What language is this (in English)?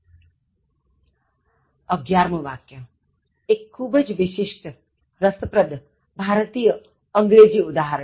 Gujarati